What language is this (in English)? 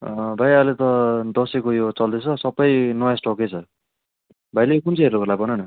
Nepali